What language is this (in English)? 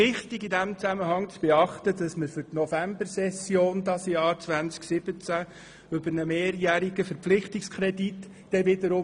Swiss German